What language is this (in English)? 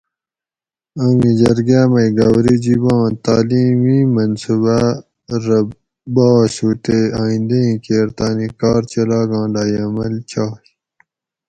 Gawri